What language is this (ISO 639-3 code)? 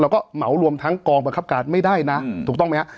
tha